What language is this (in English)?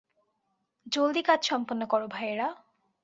Bangla